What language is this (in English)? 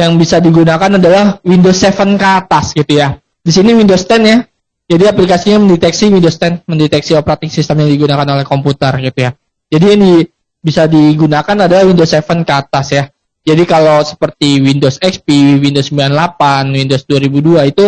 Indonesian